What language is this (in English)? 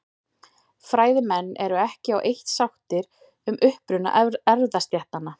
Icelandic